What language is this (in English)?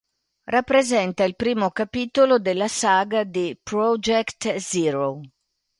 Italian